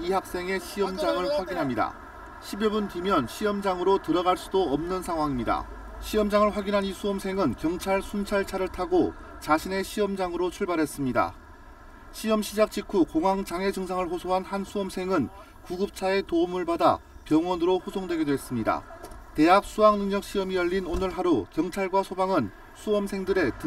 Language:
Korean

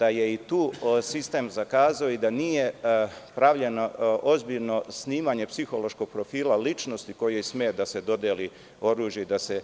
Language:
Serbian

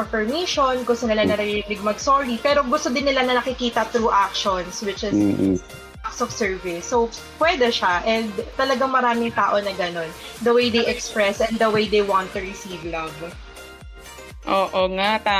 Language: Filipino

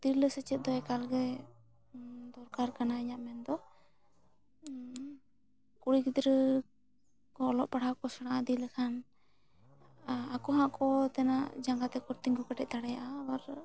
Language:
Santali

